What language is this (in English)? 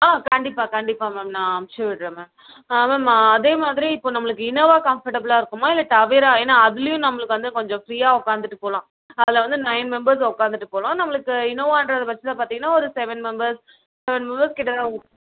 Tamil